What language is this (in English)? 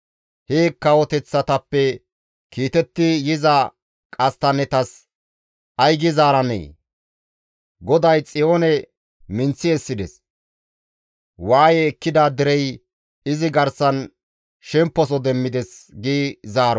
Gamo